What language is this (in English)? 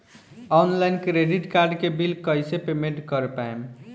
Bhojpuri